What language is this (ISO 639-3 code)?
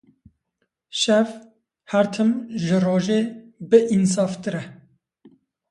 kur